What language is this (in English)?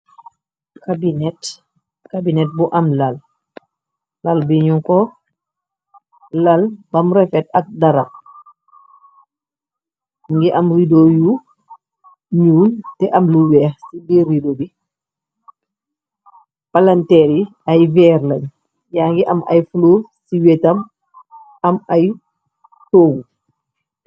Wolof